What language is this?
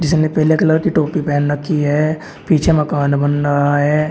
Hindi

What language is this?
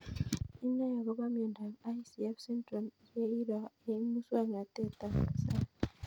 Kalenjin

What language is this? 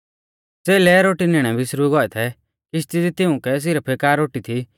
Mahasu Pahari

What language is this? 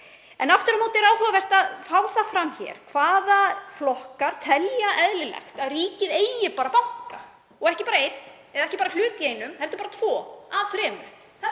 Icelandic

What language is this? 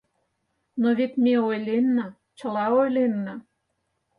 Mari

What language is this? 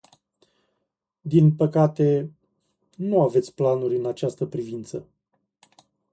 Romanian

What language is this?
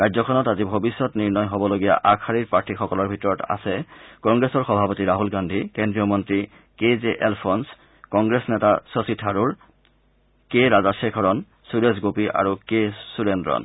Assamese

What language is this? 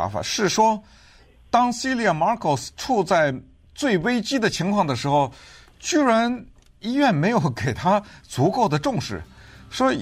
Chinese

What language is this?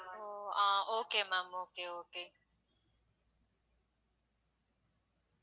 Tamil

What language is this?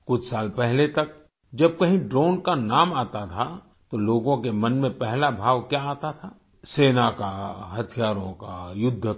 Hindi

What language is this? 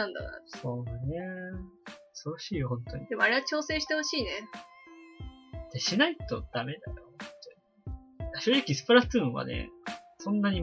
Japanese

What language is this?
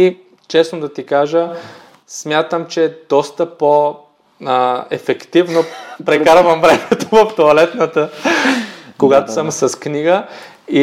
Bulgarian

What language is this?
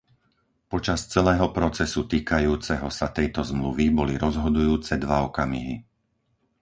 Slovak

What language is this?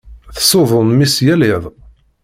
Kabyle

